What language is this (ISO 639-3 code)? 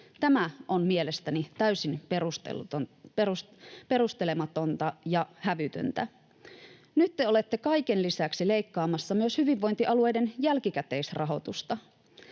fin